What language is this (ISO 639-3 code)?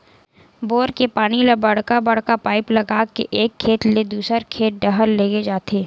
hne